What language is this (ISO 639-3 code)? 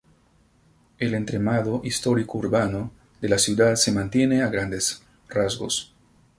spa